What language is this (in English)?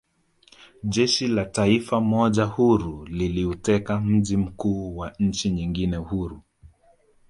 Swahili